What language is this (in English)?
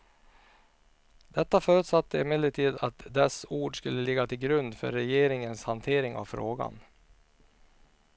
Swedish